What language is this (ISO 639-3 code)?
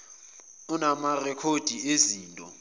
zul